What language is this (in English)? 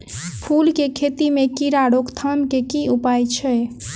Maithili